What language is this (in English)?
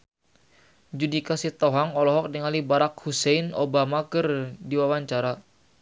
Sundanese